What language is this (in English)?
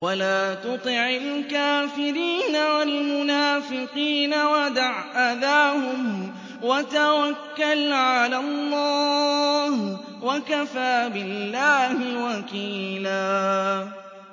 Arabic